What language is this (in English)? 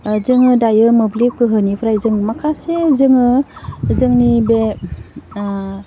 Bodo